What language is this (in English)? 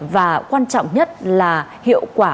Vietnamese